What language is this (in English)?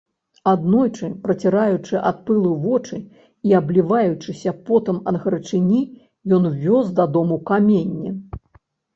Belarusian